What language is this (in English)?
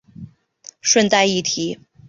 Chinese